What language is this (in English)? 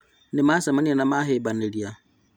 Kikuyu